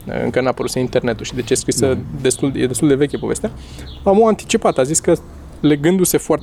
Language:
Romanian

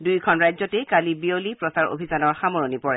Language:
Assamese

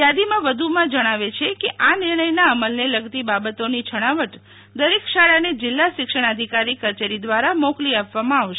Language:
Gujarati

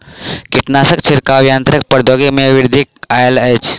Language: Maithili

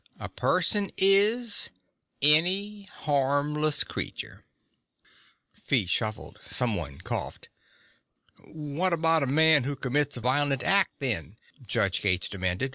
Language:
English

